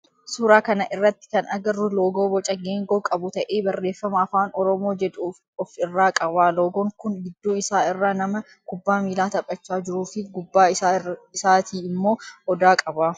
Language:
Oromo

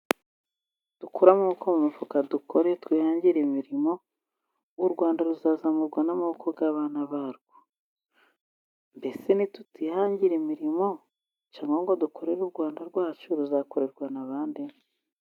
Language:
Kinyarwanda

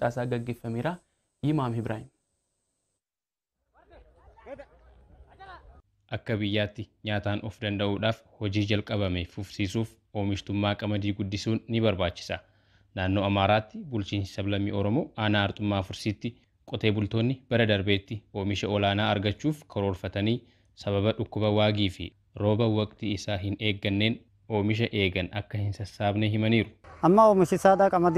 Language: Arabic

